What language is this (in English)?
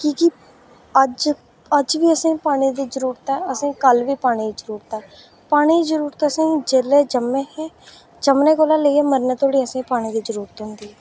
Dogri